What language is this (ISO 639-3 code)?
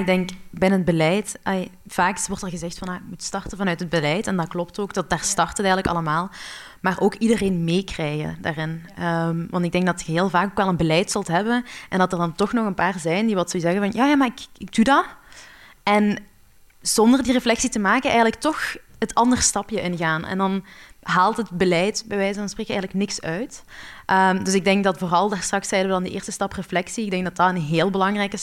nld